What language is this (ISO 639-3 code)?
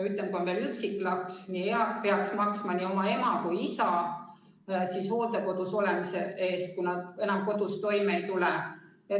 est